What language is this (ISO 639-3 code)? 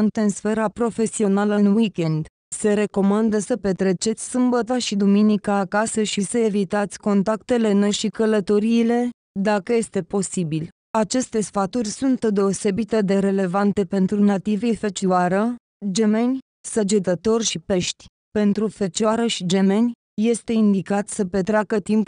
ron